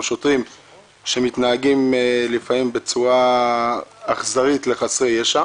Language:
Hebrew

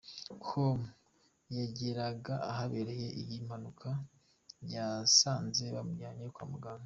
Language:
Kinyarwanda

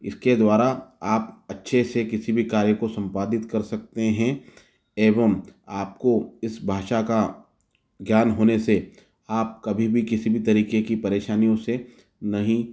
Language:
Hindi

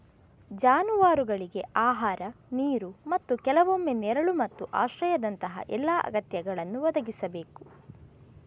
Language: Kannada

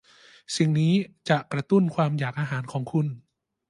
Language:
Thai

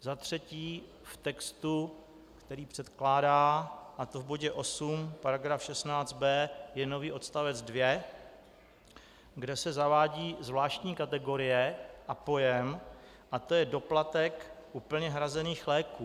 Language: Czech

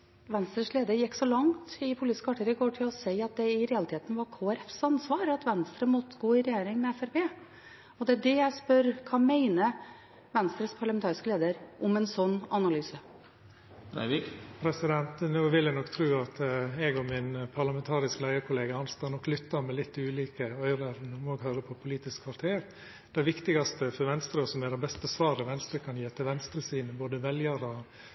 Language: Norwegian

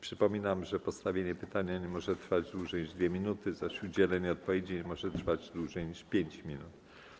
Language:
Polish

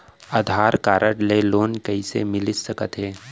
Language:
Chhattisgarhi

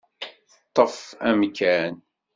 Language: Kabyle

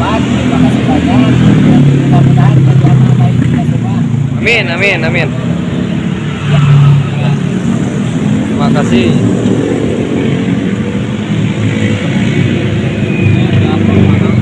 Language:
Indonesian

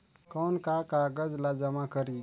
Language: Chhattisgarhi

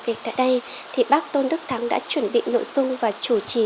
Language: Vietnamese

